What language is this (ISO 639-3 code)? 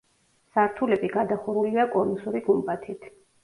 kat